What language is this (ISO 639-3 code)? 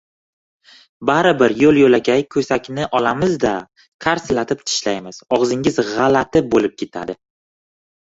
uzb